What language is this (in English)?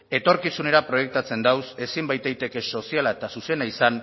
Basque